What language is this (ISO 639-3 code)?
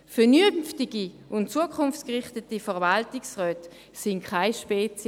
gsw